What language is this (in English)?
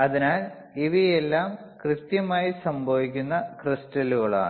Malayalam